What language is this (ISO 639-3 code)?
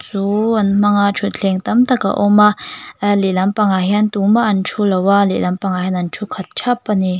lus